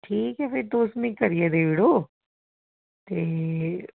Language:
Dogri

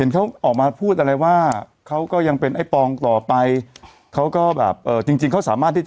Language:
Thai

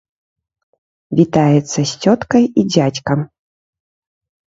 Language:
Belarusian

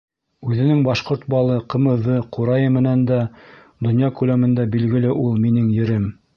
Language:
Bashkir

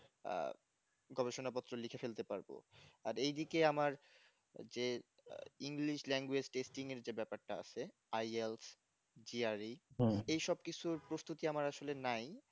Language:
Bangla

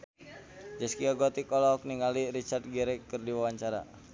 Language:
Sundanese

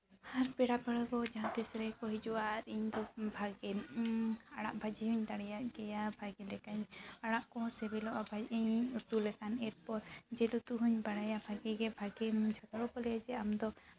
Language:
Santali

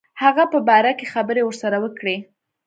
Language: Pashto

